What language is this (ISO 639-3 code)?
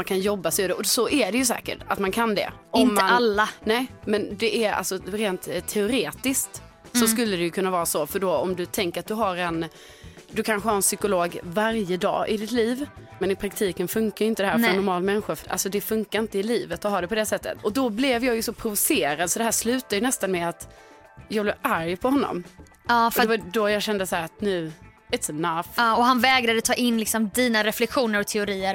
swe